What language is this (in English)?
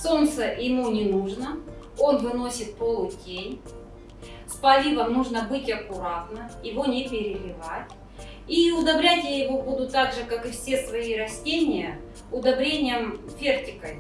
Russian